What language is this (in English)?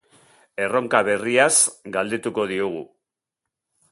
Basque